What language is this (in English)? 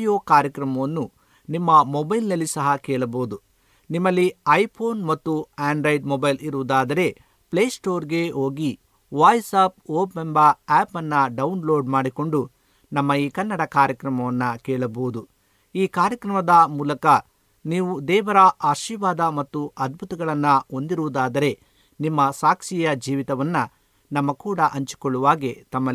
Kannada